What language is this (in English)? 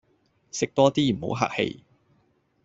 Cantonese